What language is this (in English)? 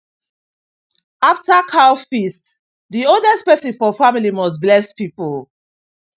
Nigerian Pidgin